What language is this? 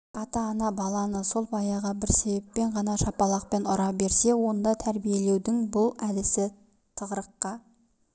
Kazakh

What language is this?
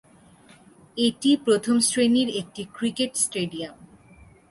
Bangla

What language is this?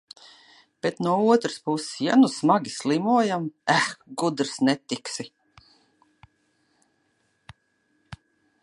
Latvian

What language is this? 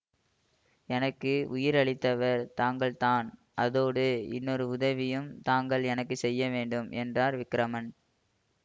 Tamil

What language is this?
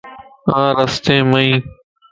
Lasi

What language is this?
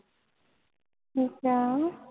Punjabi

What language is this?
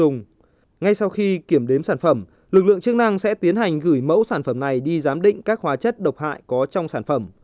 Vietnamese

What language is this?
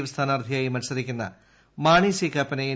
Malayalam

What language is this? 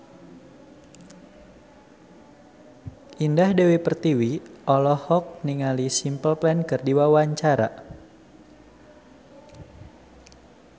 Sundanese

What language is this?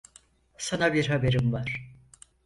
Turkish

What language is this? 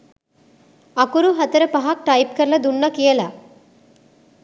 Sinhala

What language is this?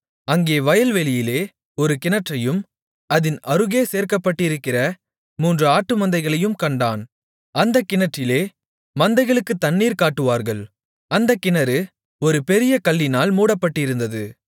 Tamil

